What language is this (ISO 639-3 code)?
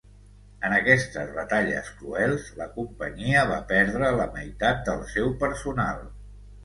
cat